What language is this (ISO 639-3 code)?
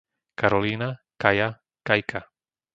slk